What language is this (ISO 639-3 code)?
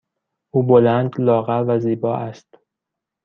fas